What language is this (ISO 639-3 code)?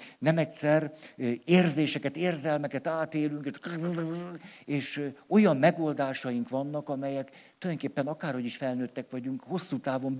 hun